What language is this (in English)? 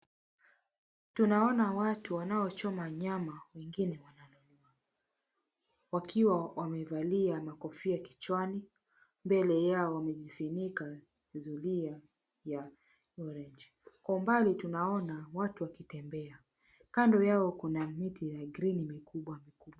Swahili